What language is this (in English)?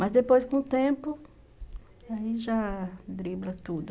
Portuguese